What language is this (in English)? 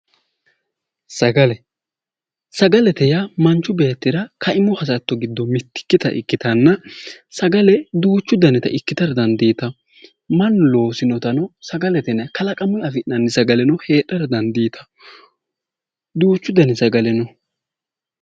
Sidamo